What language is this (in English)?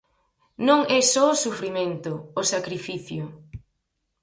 Galician